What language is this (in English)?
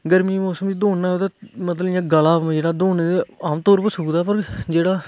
Dogri